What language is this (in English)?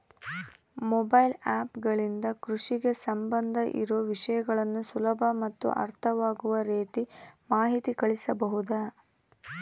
Kannada